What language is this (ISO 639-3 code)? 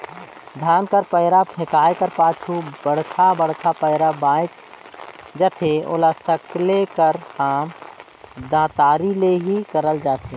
hne